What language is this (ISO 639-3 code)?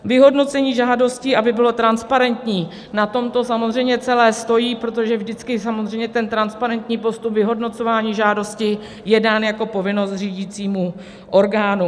ces